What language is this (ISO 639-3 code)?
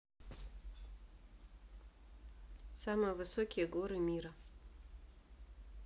rus